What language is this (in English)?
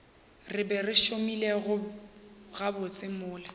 Northern Sotho